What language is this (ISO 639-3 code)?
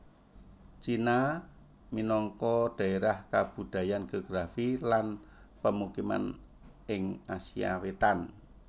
jav